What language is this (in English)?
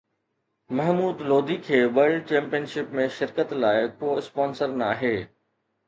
Sindhi